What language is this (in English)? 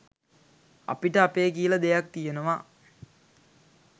Sinhala